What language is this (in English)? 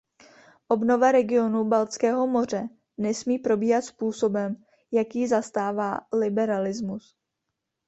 Czech